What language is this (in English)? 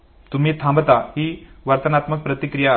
Marathi